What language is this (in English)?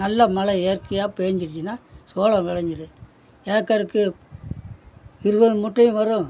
Tamil